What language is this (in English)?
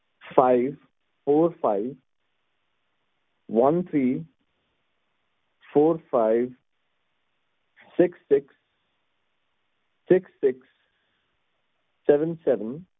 Punjabi